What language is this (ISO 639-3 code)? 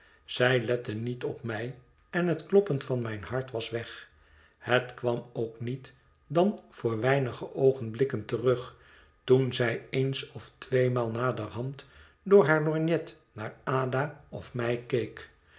nld